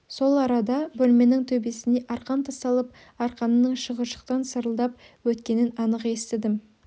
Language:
Kazakh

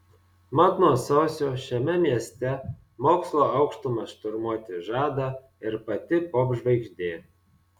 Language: Lithuanian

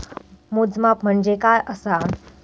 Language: Marathi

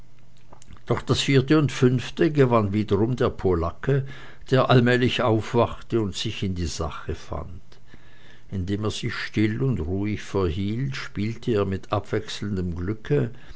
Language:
German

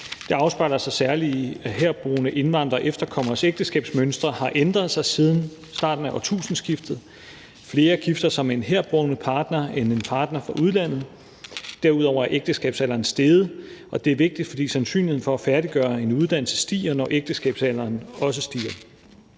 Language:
Danish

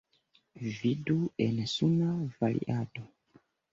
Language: Esperanto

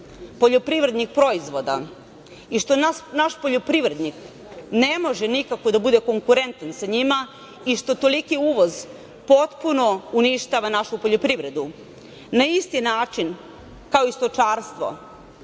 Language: Serbian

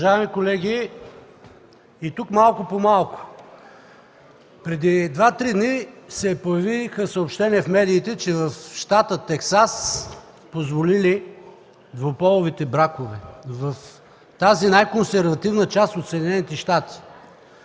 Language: Bulgarian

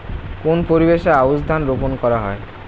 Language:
Bangla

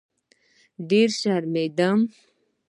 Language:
Pashto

